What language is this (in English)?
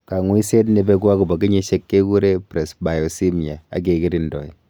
Kalenjin